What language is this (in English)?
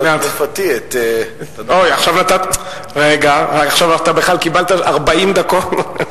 Hebrew